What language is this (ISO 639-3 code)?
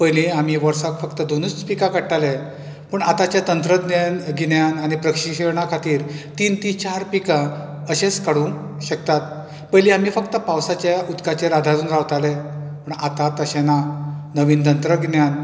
kok